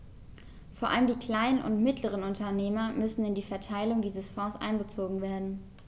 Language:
German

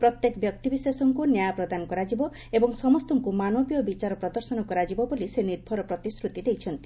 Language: Odia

